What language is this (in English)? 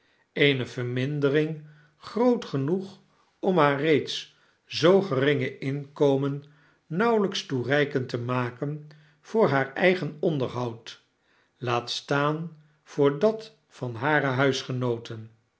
Dutch